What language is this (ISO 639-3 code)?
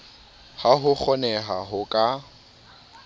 sot